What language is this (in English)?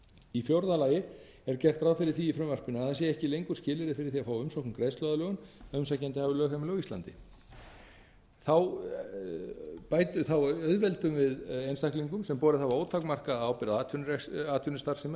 Icelandic